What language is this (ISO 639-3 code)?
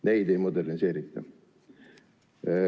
est